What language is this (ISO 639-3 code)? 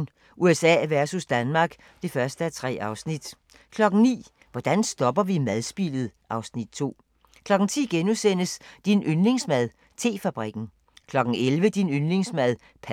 dan